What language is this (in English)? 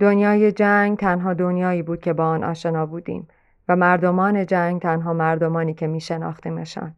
Persian